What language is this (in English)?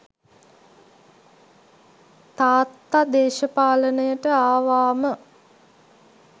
Sinhala